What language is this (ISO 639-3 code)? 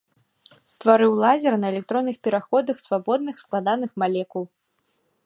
bel